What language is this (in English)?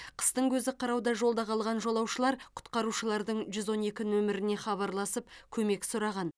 Kazakh